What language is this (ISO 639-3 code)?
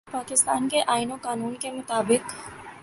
urd